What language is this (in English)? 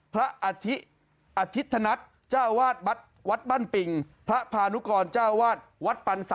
Thai